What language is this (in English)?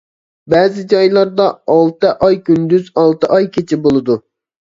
Uyghur